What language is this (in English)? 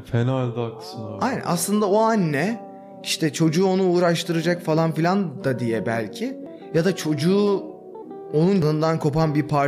Turkish